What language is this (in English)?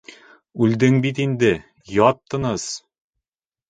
Bashkir